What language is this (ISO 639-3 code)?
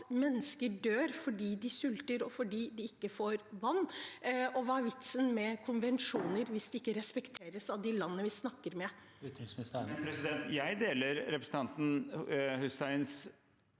nor